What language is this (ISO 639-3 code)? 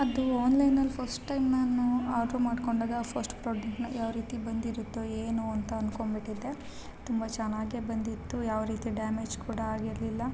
kan